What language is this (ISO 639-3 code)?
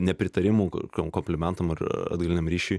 lit